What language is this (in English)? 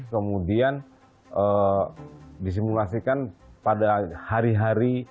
Indonesian